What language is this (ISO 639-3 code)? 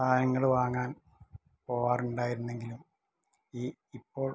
mal